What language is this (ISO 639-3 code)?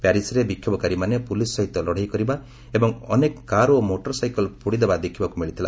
ori